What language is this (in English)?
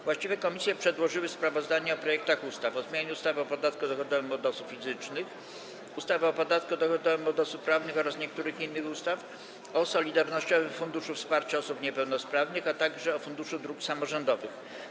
Polish